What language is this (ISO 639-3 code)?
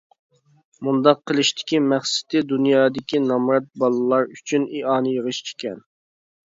uig